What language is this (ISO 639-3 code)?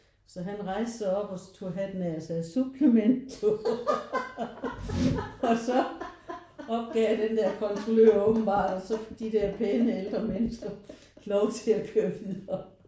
dan